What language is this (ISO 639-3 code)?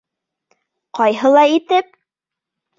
bak